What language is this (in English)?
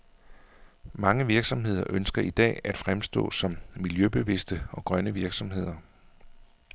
Danish